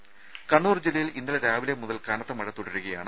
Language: Malayalam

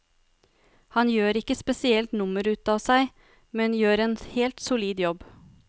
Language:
Norwegian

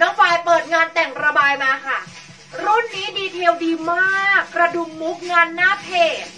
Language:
Thai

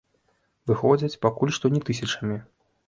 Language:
Belarusian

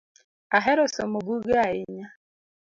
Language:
Luo (Kenya and Tanzania)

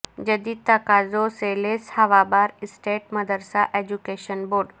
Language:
Urdu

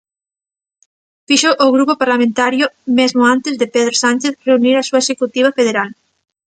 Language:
Galician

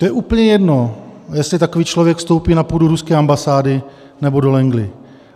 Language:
Czech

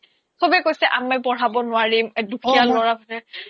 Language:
Assamese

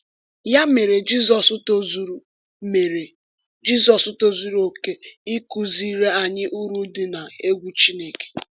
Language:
Igbo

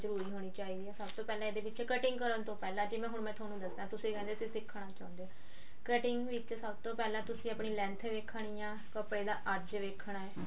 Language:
Punjabi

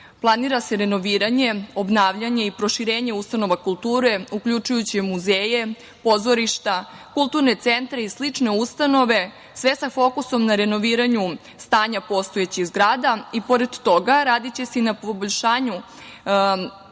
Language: Serbian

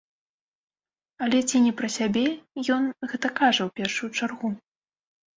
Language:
Belarusian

